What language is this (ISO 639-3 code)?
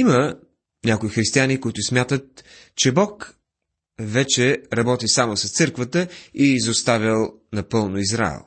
bul